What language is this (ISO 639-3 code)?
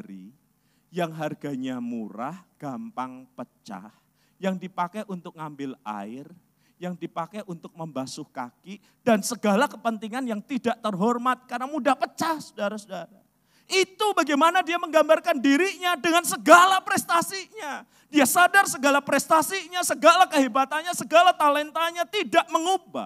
ind